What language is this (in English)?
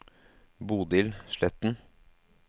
Norwegian